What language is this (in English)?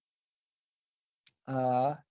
Gujarati